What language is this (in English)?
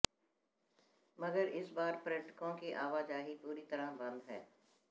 Hindi